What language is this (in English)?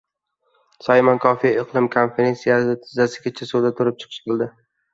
Uzbek